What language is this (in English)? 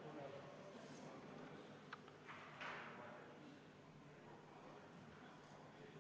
Estonian